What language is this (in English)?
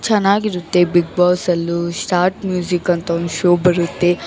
Kannada